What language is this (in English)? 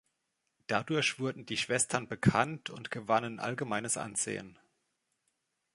German